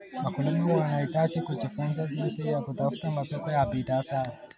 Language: Kalenjin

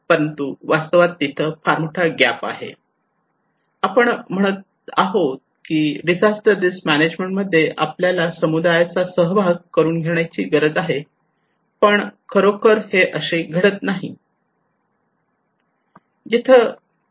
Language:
Marathi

